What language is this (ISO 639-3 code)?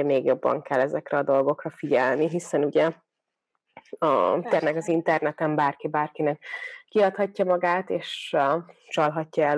hun